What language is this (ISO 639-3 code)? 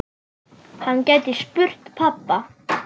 isl